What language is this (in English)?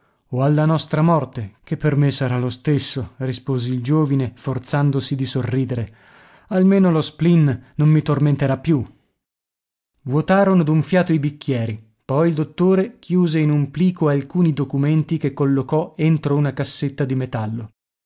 Italian